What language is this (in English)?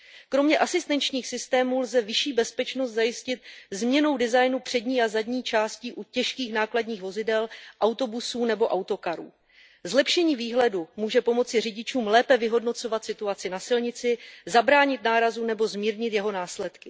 Czech